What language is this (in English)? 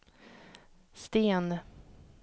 Swedish